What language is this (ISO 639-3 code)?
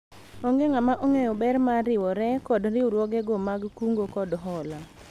luo